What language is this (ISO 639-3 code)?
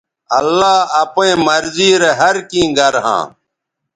btv